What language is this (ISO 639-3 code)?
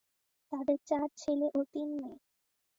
ben